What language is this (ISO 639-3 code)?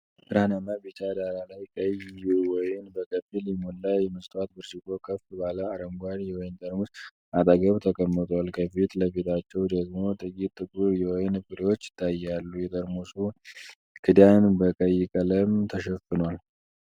amh